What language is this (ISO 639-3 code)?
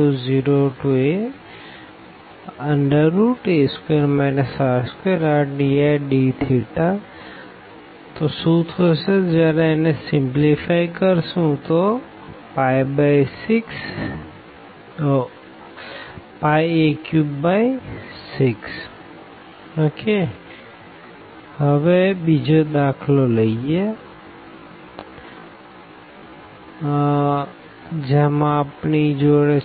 guj